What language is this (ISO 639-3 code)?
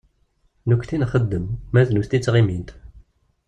kab